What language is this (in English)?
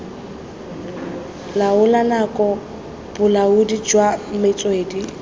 Tswana